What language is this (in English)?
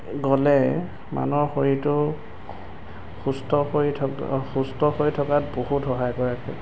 Assamese